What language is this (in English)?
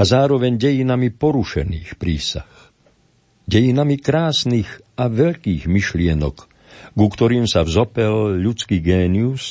Slovak